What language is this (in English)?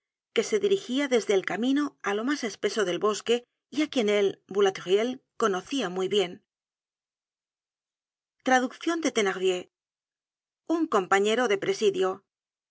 Spanish